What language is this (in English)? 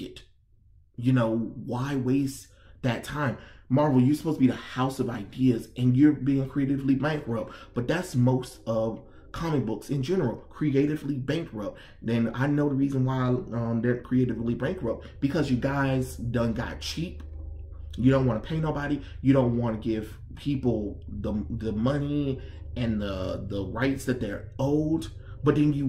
English